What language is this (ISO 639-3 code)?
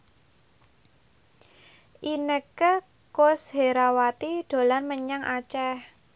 jav